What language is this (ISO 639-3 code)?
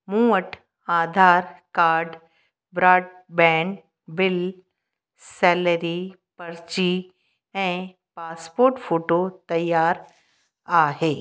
snd